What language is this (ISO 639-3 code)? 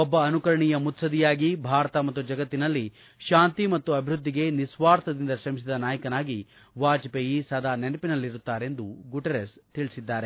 kan